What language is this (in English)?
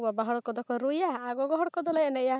Santali